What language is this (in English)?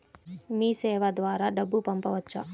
Telugu